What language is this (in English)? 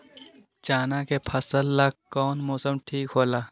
Magahi